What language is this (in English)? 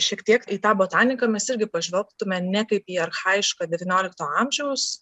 Lithuanian